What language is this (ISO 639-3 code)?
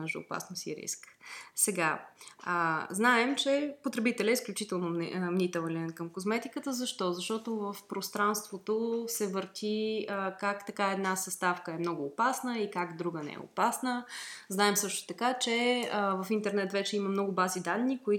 bul